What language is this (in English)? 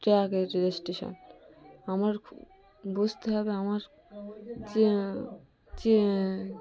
Bangla